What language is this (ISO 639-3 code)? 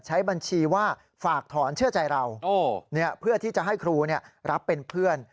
tha